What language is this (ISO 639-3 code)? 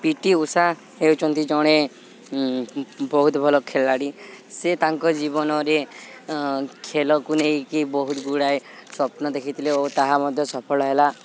ori